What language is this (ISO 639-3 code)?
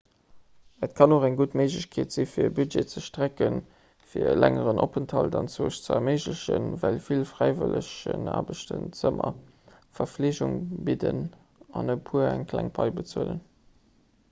ltz